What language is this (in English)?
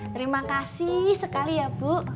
Indonesian